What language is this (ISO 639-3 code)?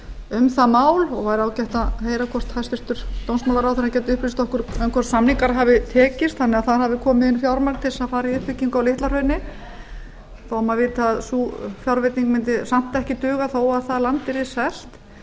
isl